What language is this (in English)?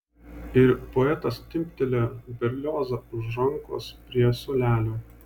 Lithuanian